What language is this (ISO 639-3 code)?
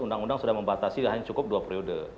ind